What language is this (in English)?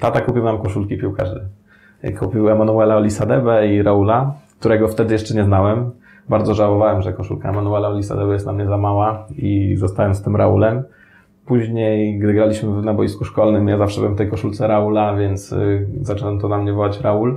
Polish